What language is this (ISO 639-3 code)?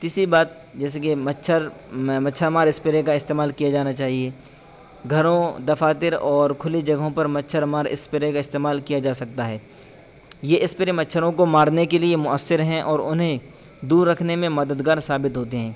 urd